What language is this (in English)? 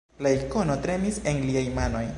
Esperanto